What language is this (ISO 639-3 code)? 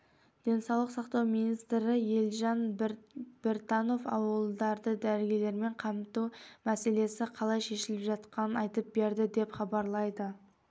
kaz